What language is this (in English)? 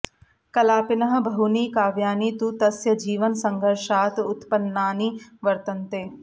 Sanskrit